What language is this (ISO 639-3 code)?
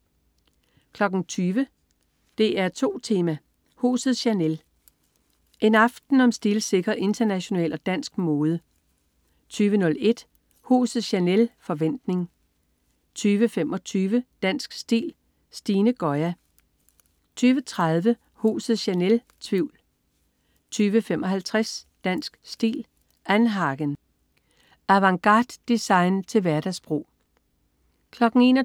dan